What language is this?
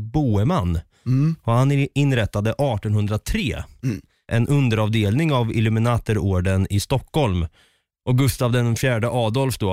Swedish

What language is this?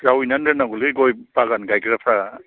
Bodo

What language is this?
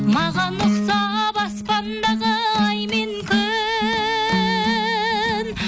Kazakh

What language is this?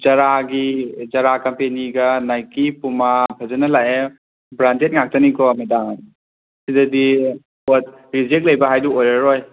Manipuri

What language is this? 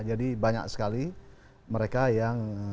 Indonesian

